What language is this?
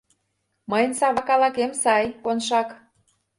Mari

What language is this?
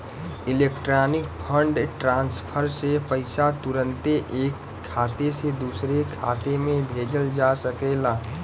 Bhojpuri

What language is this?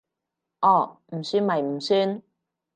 Cantonese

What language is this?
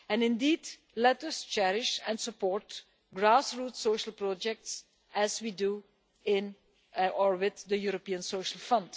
English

